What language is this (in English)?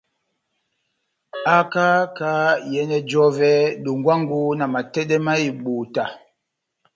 Batanga